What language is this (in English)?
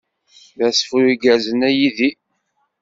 Kabyle